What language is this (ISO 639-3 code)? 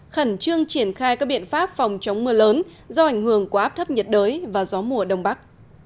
vie